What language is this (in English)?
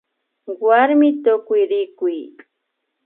Imbabura Highland Quichua